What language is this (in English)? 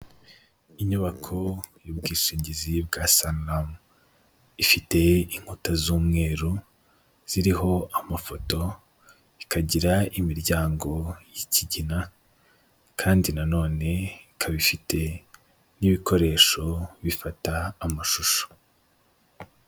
Kinyarwanda